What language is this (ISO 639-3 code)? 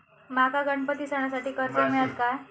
mar